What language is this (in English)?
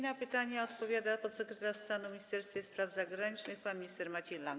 Polish